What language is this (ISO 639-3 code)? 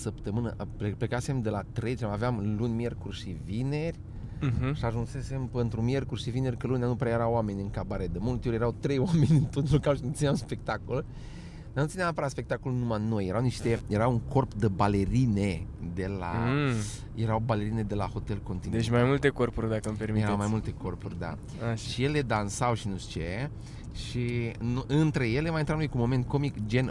ron